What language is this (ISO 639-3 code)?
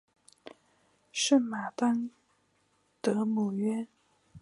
zho